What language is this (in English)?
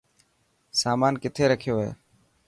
Dhatki